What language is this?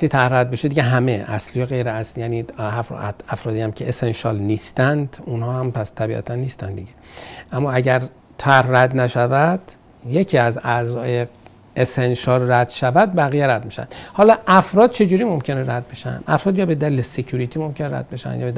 Persian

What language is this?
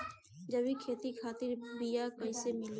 Bhojpuri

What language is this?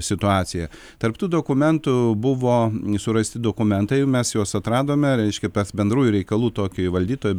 Lithuanian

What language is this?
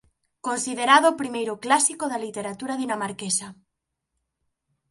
Galician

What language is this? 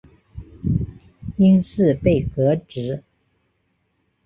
Chinese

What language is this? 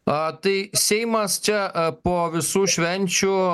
Lithuanian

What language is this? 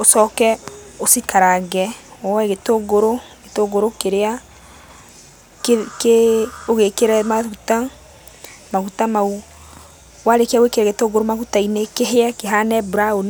Kikuyu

